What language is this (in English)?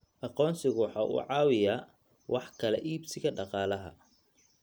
Somali